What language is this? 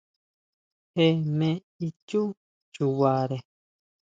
Huautla Mazatec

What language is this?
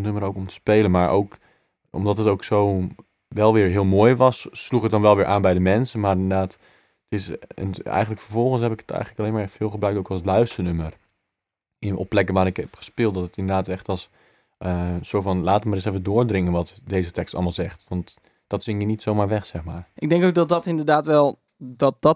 Dutch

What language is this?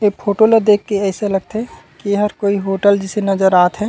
Chhattisgarhi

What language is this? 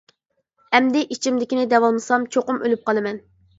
Uyghur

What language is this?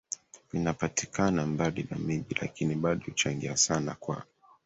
Swahili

